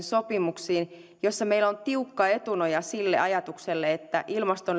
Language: Finnish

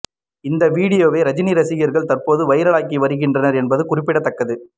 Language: Tamil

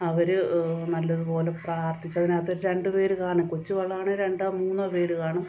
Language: Malayalam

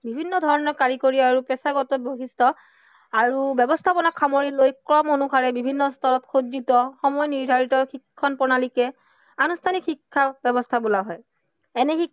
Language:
Assamese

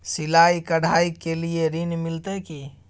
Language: Maithili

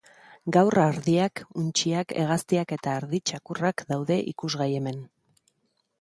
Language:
Basque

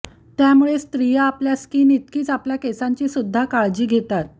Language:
Marathi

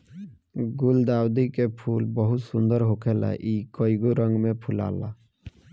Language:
Bhojpuri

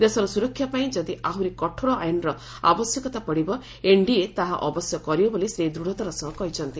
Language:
Odia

